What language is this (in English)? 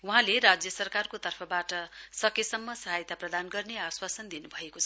Nepali